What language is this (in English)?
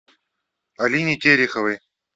Russian